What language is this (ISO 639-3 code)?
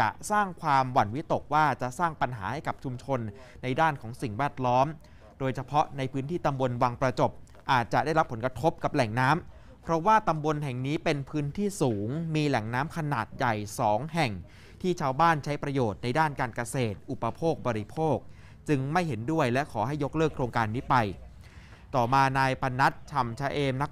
tha